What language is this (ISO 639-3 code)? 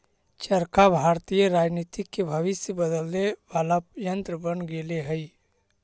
mag